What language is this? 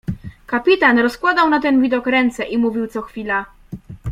Polish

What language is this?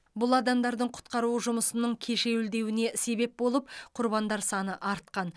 Kazakh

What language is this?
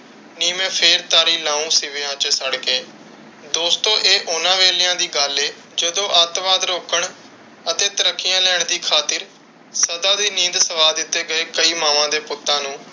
Punjabi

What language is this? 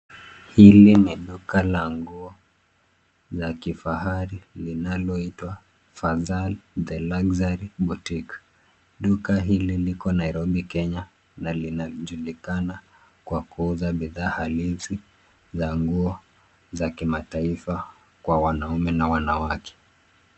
Swahili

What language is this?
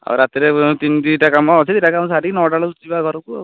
Odia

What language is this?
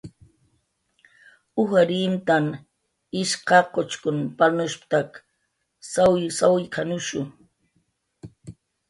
Jaqaru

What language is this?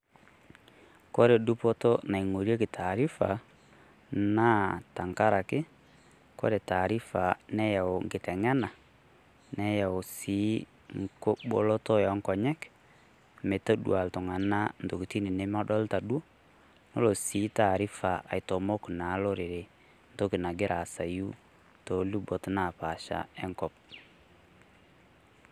Masai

